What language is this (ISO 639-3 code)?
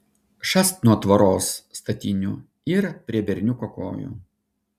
lit